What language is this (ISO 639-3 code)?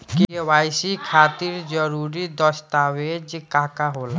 bho